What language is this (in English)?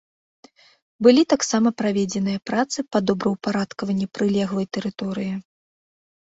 Belarusian